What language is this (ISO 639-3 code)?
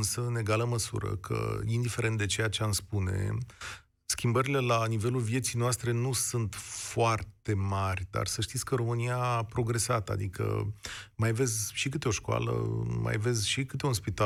ron